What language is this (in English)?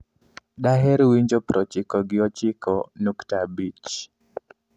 Luo (Kenya and Tanzania)